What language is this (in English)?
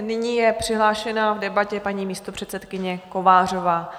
Czech